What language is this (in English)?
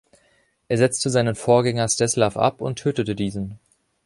German